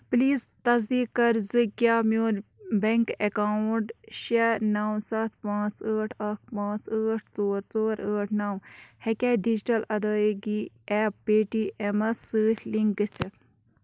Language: Kashmiri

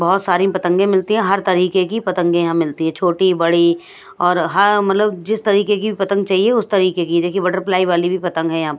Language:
Hindi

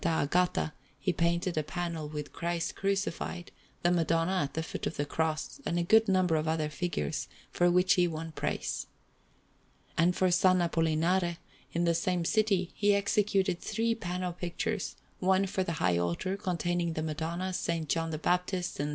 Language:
English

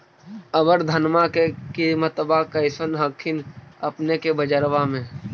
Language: Magahi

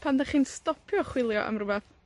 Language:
Welsh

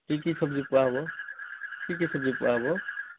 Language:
Assamese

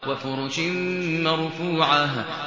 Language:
Arabic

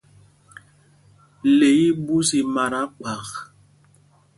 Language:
Mpumpong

